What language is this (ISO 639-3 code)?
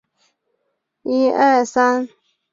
zho